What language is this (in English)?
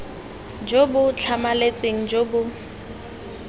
Tswana